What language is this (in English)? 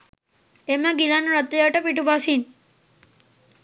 Sinhala